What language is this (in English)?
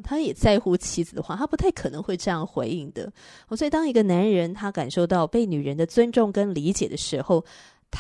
Chinese